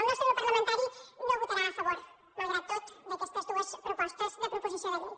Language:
Catalan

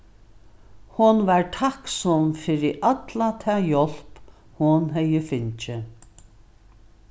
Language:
Faroese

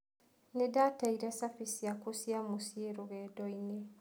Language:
Kikuyu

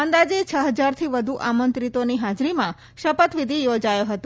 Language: Gujarati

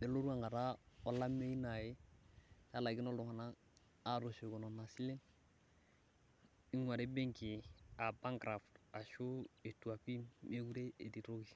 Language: Masai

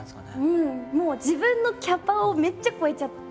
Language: Japanese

